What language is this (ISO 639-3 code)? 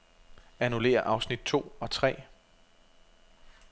dan